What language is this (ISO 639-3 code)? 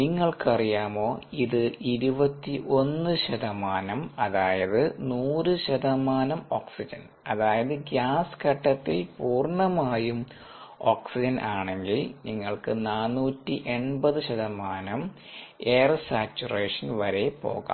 mal